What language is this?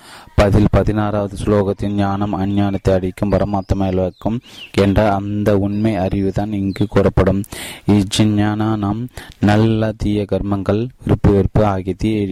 Tamil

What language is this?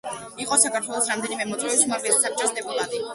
Georgian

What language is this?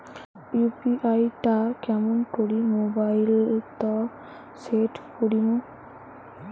Bangla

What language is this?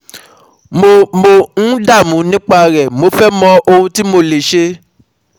Yoruba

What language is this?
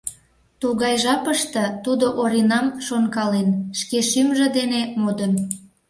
Mari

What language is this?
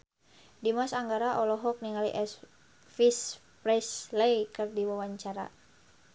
Sundanese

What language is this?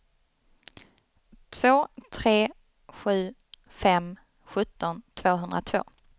Swedish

